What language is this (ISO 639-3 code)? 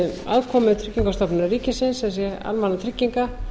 isl